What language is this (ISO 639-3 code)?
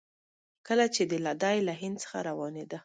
pus